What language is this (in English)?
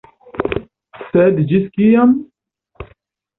Esperanto